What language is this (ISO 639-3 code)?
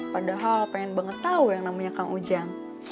ind